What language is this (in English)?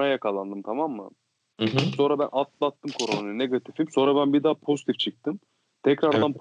Turkish